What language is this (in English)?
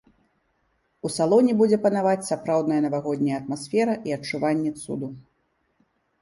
Belarusian